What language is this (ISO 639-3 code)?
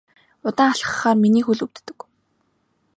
mon